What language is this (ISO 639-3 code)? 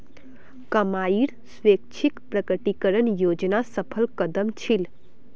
mag